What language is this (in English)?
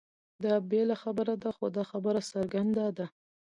Pashto